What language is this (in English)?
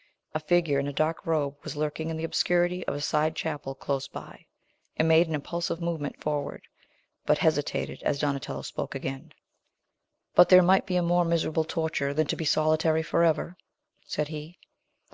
English